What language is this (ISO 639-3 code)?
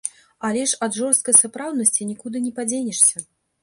bel